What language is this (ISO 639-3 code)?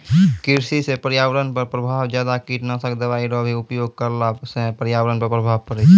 mai